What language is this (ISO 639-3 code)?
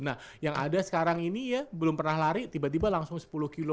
ind